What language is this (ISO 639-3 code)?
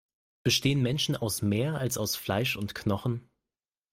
deu